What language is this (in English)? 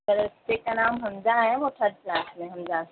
Urdu